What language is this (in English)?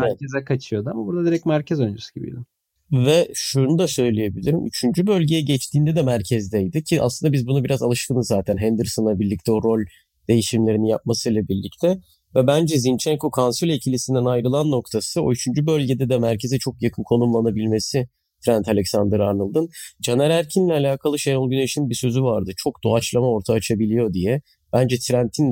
Turkish